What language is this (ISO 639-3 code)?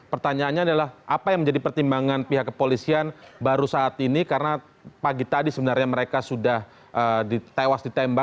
ind